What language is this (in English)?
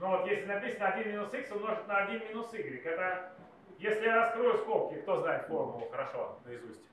Russian